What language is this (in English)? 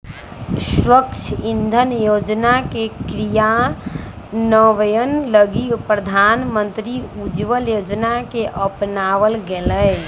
Magahi